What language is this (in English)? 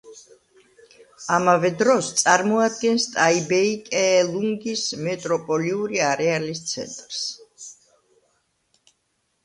Georgian